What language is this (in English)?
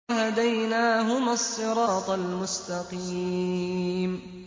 Arabic